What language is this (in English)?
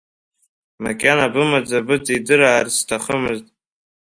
Abkhazian